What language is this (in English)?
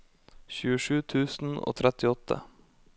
Norwegian